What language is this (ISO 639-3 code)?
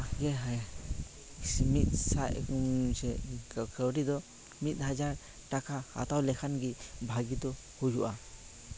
sat